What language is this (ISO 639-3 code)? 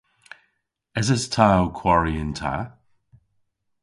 cor